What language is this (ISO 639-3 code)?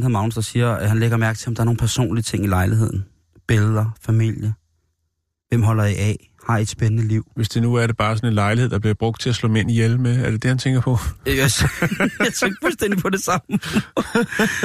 dan